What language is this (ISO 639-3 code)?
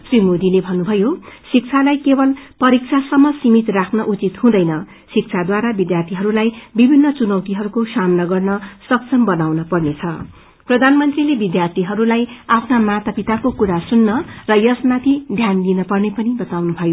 nep